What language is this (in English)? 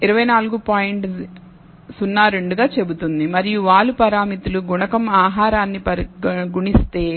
Telugu